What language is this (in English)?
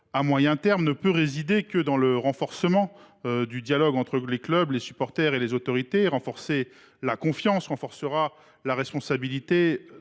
French